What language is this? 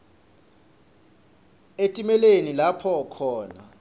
Swati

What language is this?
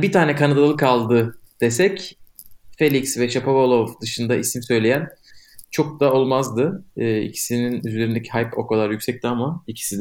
Turkish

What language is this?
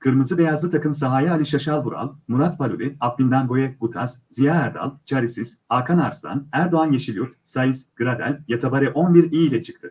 Turkish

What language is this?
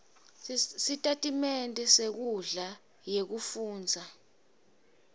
Swati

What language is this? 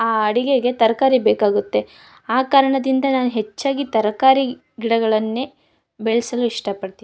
Kannada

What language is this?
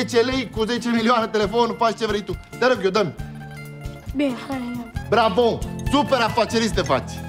Romanian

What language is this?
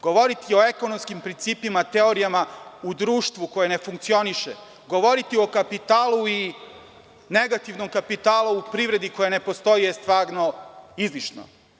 Serbian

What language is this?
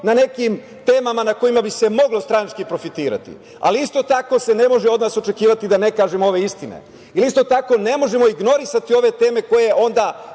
Serbian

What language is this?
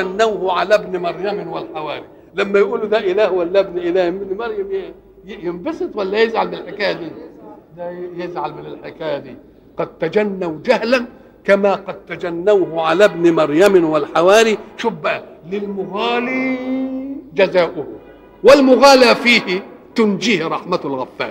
Arabic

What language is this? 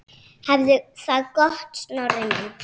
Icelandic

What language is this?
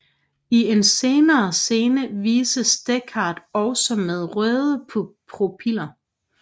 Danish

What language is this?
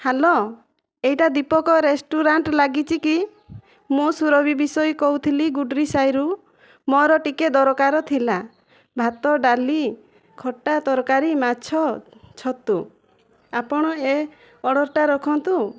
Odia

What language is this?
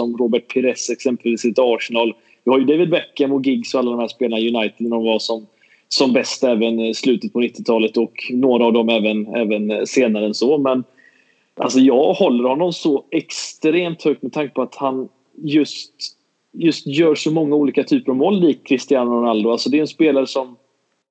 Swedish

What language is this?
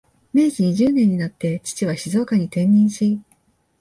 Japanese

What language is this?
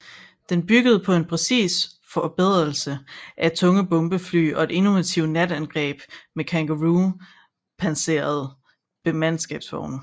Danish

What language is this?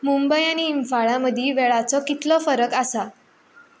Konkani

